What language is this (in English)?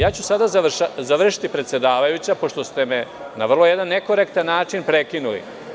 Serbian